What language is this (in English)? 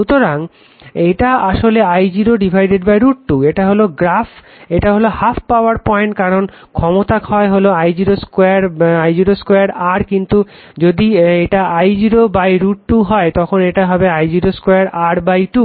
Bangla